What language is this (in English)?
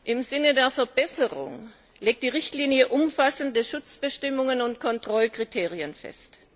German